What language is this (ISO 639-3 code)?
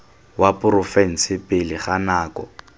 tsn